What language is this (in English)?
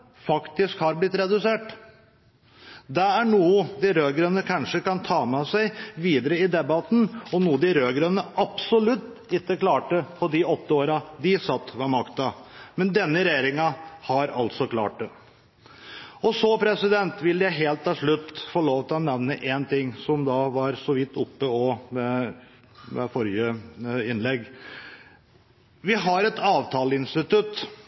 Norwegian Bokmål